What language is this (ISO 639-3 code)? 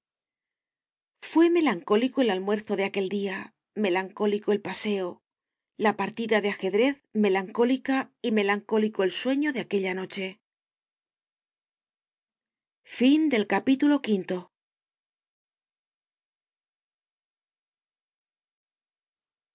spa